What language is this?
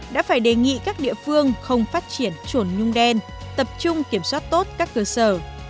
Vietnamese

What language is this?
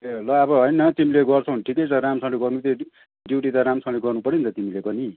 Nepali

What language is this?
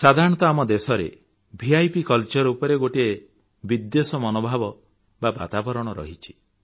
Odia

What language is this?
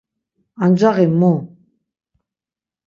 Laz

